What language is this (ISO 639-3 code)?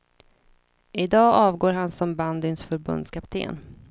swe